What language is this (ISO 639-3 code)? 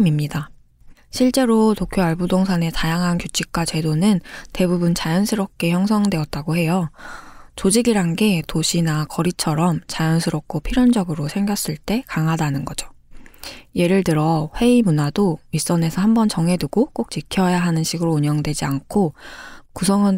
kor